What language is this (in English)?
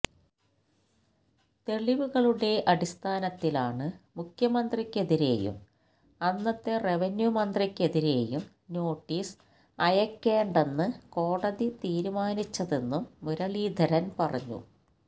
Malayalam